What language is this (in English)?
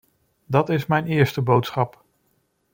Dutch